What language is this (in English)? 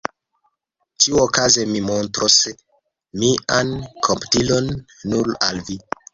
Esperanto